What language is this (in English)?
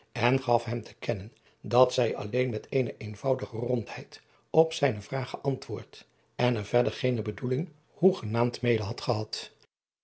Dutch